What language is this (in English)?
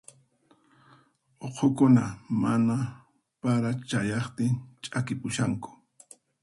Puno Quechua